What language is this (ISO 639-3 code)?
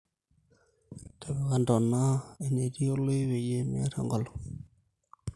mas